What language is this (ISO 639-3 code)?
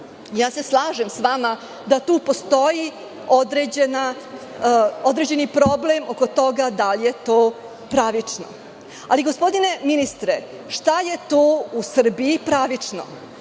srp